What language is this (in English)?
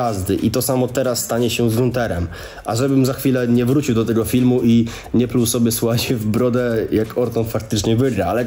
Polish